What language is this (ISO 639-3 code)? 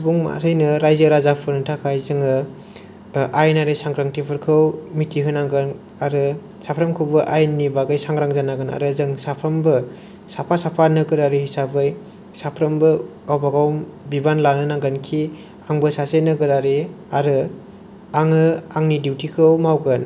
brx